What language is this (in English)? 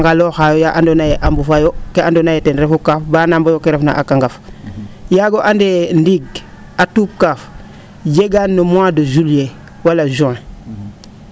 Serer